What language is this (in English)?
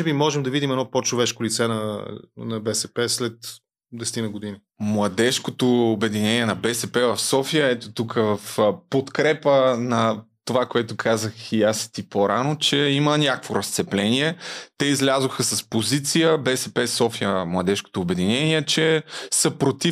Bulgarian